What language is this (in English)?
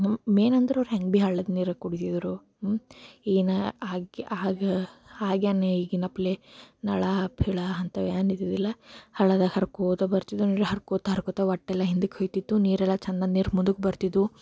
Kannada